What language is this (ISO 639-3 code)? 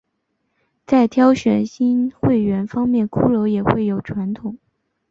zho